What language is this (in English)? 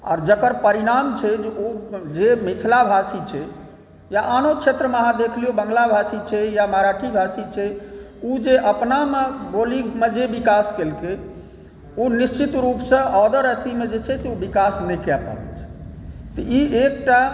Maithili